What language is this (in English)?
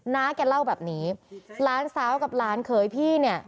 Thai